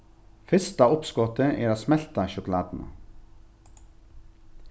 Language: Faroese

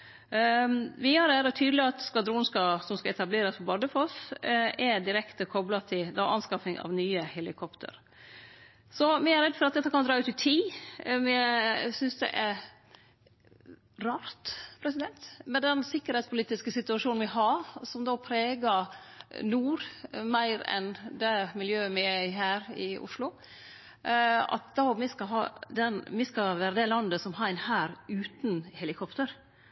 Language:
Norwegian Nynorsk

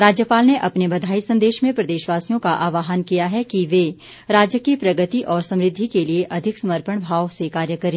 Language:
Hindi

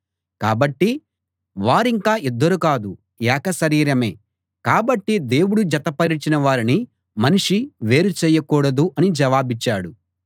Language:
Telugu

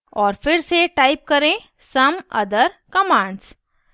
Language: Hindi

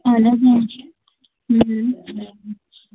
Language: Kashmiri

